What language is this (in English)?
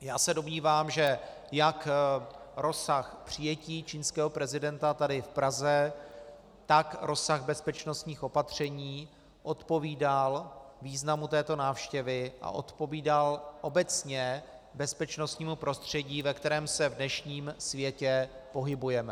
Czech